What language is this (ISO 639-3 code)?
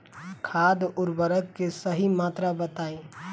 bho